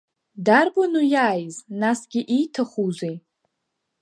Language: Abkhazian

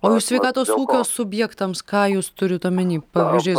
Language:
Lithuanian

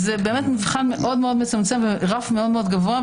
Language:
Hebrew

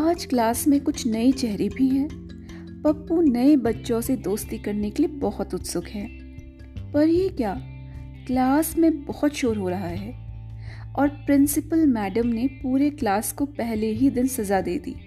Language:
Hindi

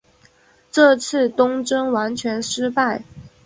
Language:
Chinese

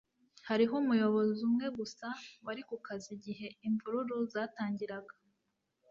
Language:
Kinyarwanda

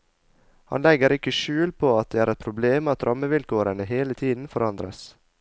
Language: Norwegian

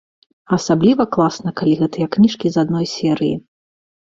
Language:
Belarusian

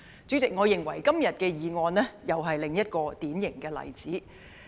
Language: Cantonese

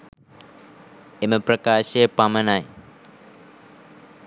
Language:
Sinhala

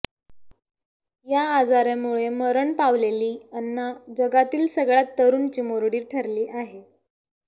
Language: Marathi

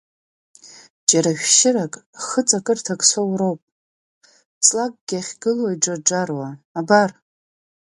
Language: Abkhazian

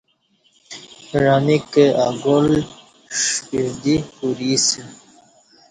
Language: Kati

